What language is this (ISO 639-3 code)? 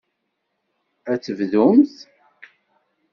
kab